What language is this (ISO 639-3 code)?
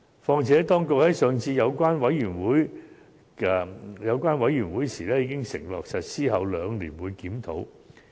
yue